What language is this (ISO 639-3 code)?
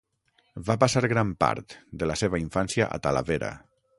cat